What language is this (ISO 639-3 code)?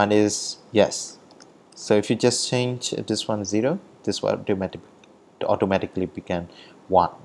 eng